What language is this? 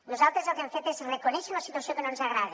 Catalan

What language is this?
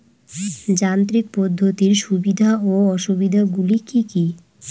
Bangla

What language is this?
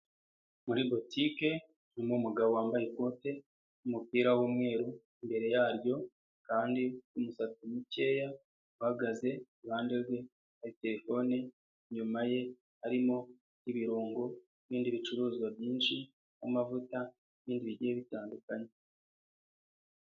Kinyarwanda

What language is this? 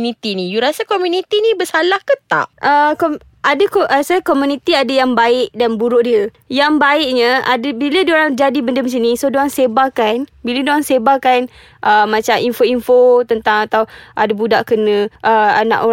Malay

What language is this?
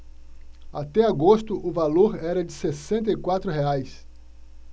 Portuguese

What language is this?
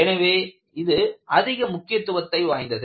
Tamil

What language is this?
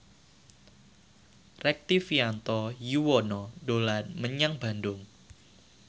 Javanese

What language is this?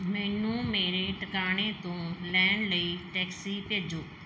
Punjabi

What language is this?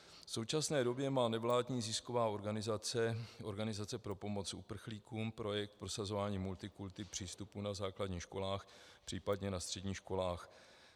Czech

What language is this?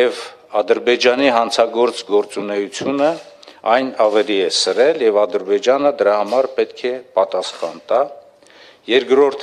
Russian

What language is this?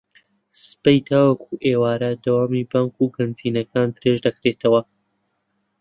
Central Kurdish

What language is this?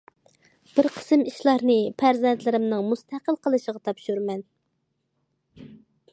Uyghur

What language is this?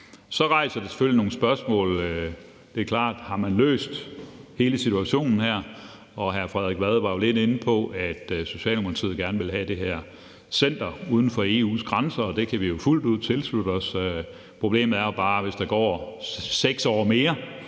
Danish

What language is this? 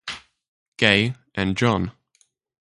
English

